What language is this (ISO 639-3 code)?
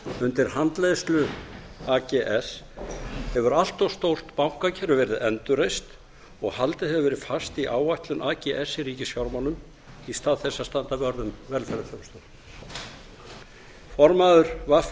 isl